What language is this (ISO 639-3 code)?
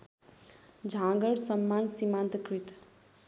nep